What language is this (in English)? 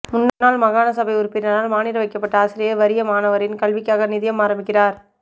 Tamil